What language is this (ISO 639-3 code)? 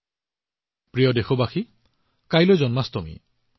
asm